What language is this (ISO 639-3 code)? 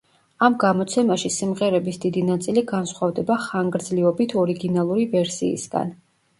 kat